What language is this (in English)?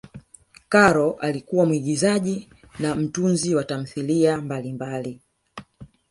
Swahili